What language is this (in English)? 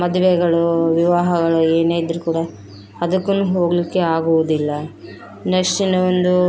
Kannada